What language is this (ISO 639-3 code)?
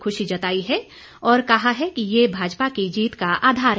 hin